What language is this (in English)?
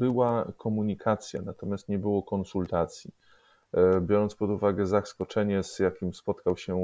Polish